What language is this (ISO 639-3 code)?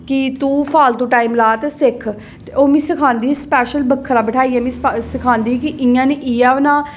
doi